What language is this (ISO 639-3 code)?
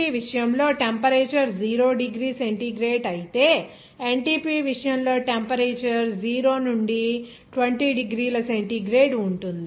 tel